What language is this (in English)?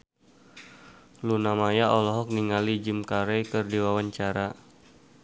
Sundanese